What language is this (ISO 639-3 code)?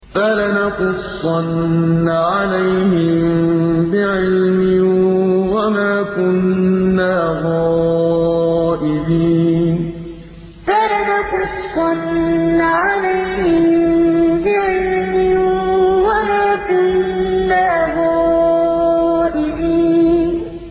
ara